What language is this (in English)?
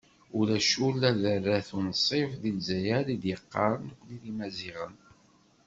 Kabyle